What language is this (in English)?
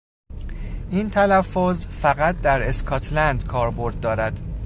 Persian